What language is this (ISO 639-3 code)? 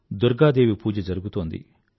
tel